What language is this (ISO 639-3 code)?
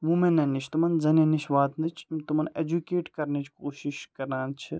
kas